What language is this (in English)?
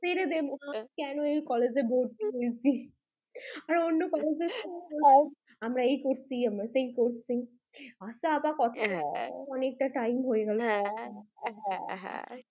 Bangla